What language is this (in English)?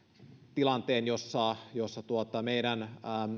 Finnish